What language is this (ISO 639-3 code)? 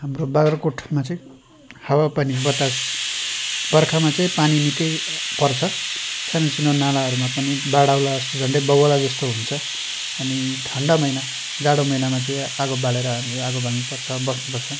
nep